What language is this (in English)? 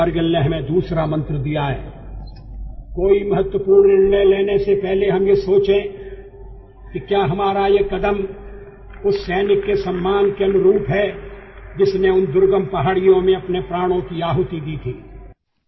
Kannada